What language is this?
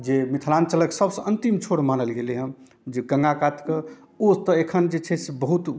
Maithili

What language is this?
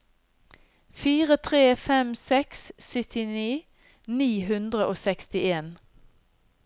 Norwegian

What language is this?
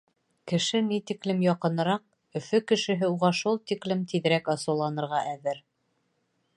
Bashkir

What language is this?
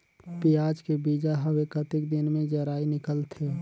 Chhattisgarhi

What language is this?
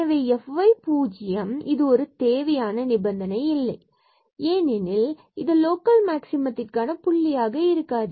Tamil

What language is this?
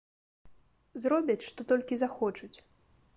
Belarusian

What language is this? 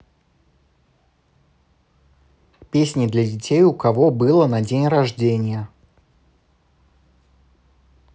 Russian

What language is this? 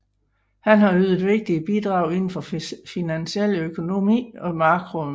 Danish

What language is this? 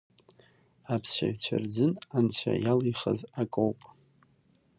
Abkhazian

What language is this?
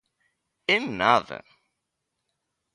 Galician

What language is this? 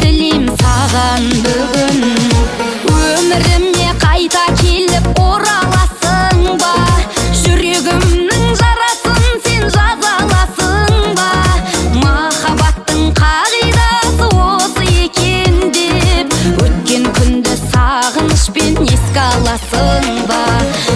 Kazakh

